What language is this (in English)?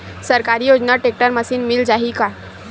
Chhattisgarhi